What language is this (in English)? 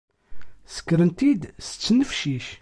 Kabyle